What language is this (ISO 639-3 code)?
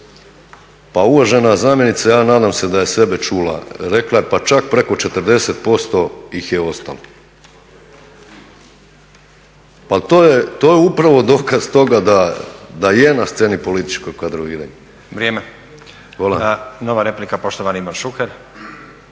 hrv